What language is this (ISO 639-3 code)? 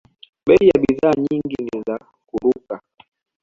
swa